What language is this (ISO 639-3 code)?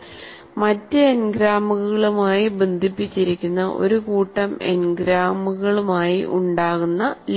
mal